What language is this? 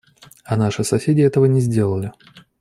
Russian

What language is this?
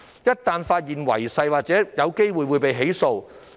Cantonese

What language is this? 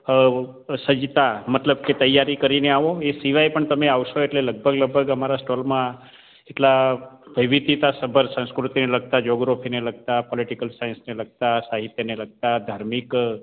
Gujarati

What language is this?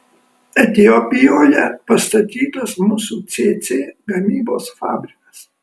Lithuanian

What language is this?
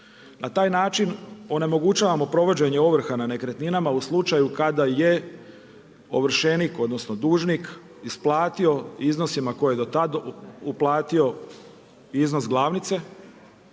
Croatian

